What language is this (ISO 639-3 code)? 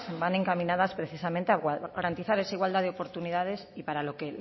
spa